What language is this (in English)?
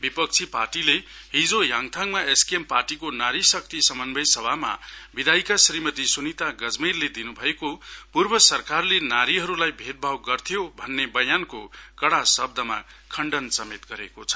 Nepali